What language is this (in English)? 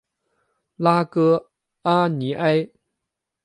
Chinese